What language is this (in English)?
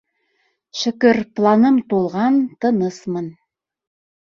Bashkir